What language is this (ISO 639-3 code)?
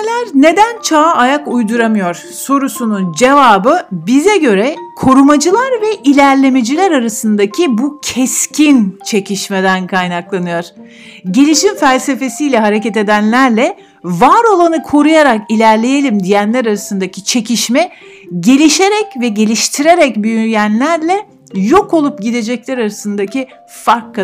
tur